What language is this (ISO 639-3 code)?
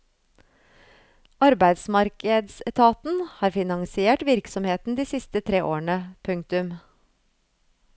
nor